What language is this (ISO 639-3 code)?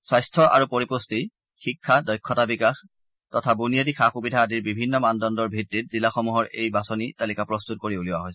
asm